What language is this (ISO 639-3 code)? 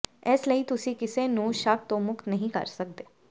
pan